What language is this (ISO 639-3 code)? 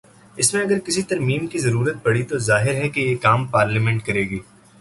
urd